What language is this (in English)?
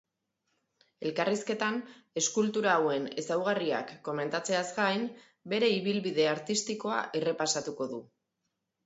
Basque